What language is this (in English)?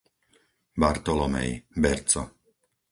Slovak